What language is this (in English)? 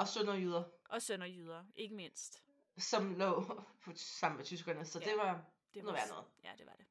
Danish